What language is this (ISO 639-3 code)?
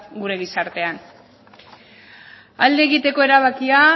eus